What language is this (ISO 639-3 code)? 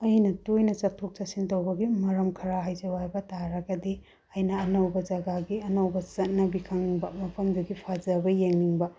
mni